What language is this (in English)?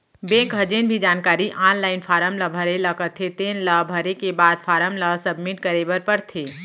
Chhattisgarhi